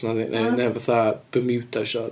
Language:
Welsh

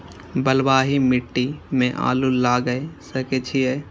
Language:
Maithili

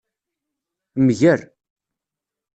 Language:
Kabyle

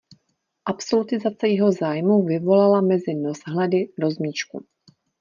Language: Czech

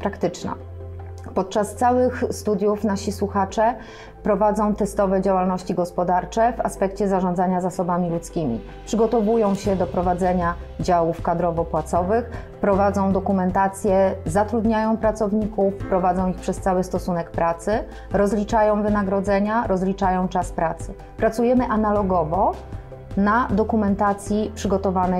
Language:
Polish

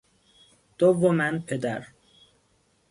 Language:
Persian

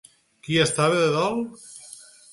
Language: Catalan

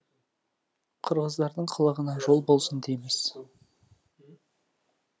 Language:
Kazakh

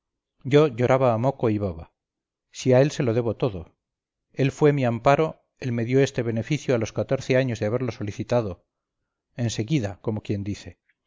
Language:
Spanish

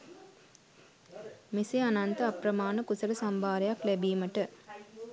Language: Sinhala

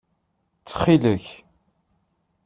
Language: Kabyle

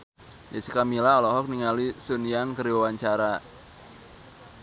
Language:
Sundanese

